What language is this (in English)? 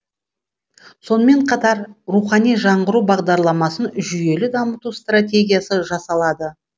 Kazakh